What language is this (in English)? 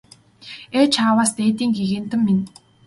Mongolian